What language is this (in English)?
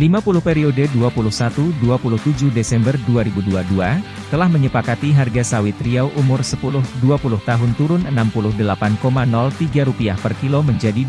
Indonesian